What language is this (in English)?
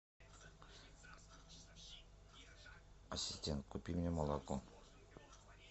Russian